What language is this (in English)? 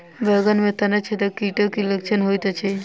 Maithili